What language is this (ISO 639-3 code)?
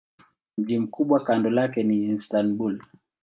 swa